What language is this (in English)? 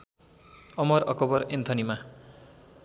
Nepali